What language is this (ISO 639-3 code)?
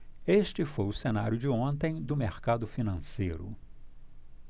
por